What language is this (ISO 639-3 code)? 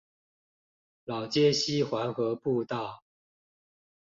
zho